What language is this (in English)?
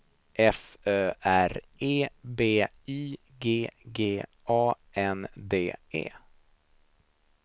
Swedish